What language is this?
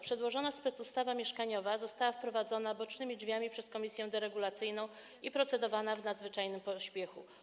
Polish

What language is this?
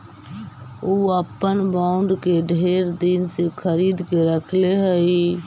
Magahi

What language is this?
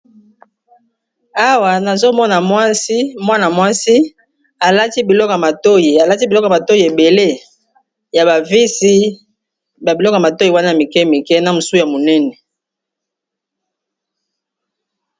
Lingala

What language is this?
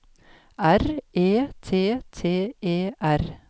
Norwegian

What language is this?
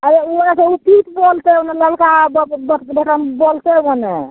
Maithili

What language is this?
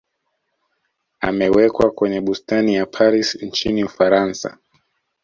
Swahili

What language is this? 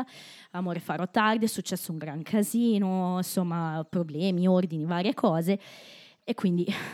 Italian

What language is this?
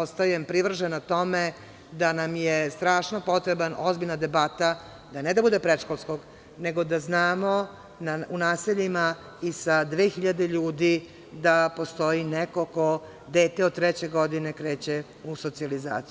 Serbian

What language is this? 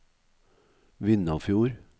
Norwegian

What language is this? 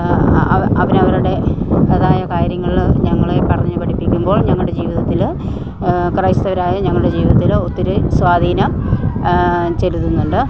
Malayalam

